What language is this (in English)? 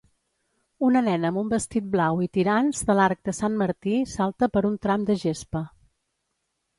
Catalan